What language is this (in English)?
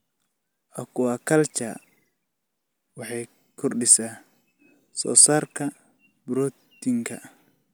Somali